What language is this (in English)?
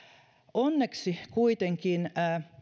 Finnish